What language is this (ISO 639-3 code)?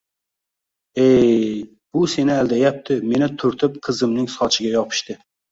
uzb